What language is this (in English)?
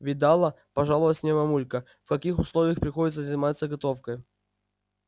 Russian